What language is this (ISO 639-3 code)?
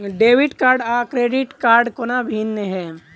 mai